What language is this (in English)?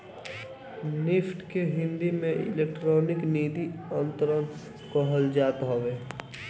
Bhojpuri